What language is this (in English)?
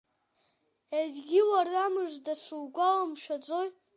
Abkhazian